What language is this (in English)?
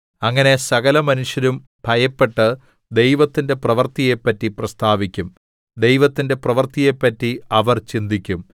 Malayalam